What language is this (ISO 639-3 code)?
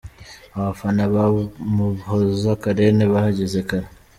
kin